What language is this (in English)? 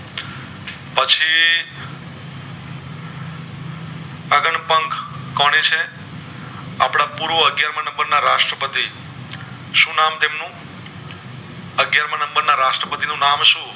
Gujarati